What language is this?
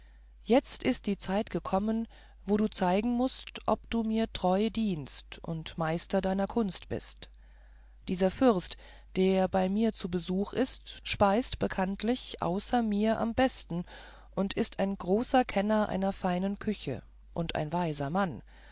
German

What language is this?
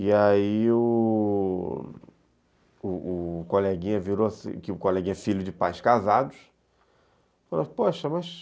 Portuguese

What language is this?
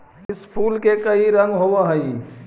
Magahi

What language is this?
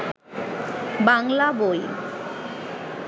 Bangla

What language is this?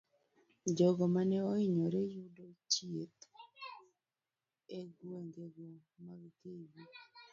Luo (Kenya and Tanzania)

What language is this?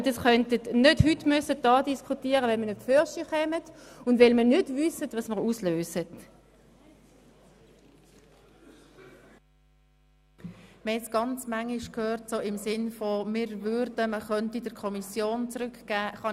Swiss German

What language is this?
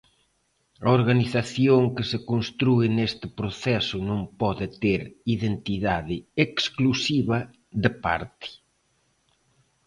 Galician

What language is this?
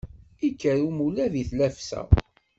Kabyle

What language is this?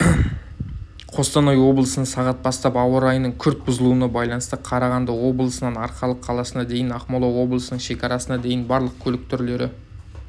Kazakh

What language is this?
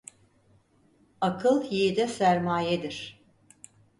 Turkish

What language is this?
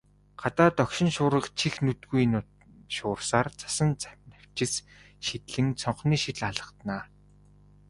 Mongolian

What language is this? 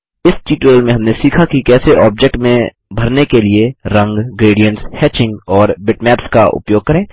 Hindi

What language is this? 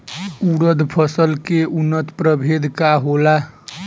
Bhojpuri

